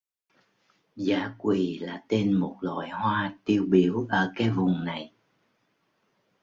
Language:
Vietnamese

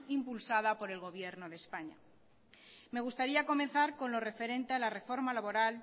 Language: Spanish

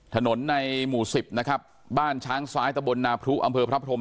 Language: Thai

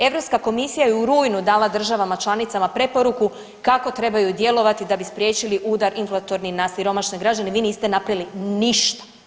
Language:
Croatian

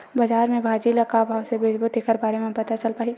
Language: Chhattisgarhi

